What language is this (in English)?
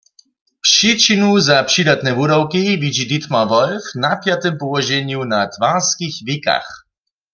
Upper Sorbian